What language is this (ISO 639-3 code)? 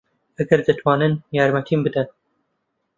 ckb